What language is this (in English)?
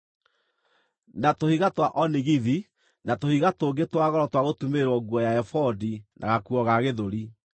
Kikuyu